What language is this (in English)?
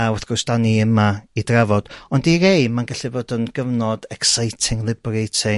Welsh